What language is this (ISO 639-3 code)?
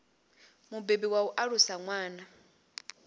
ven